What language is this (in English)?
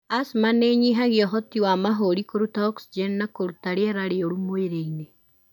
Kikuyu